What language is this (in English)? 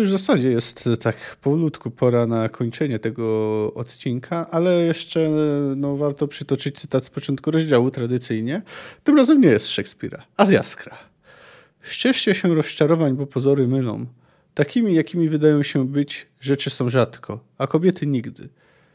Polish